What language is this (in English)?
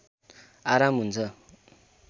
Nepali